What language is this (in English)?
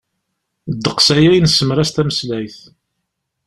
Kabyle